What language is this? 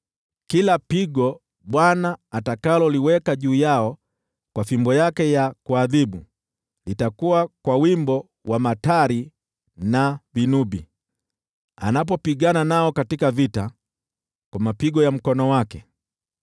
Swahili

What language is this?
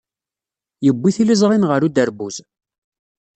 Kabyle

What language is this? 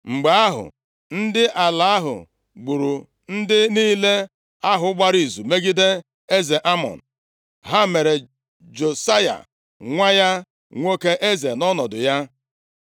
Igbo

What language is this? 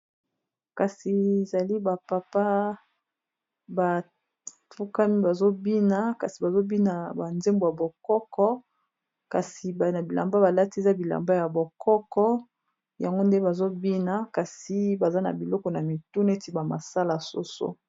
Lingala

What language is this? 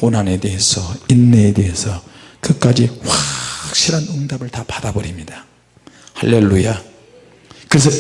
Korean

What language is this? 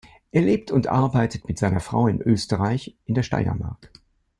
German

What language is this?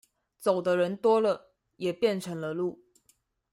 Chinese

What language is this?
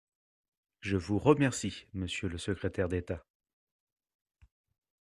French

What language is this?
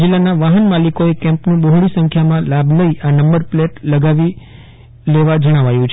Gujarati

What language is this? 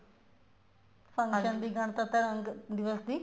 Punjabi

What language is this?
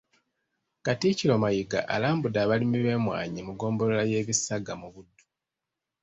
Ganda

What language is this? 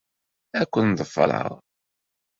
Kabyle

